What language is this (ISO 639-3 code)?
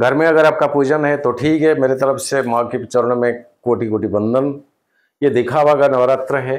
hin